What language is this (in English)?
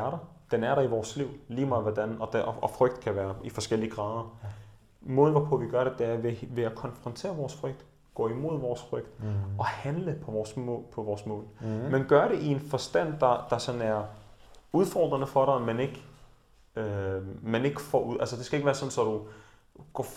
Danish